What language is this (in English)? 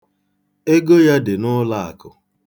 Igbo